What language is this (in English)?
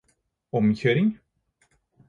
Norwegian Bokmål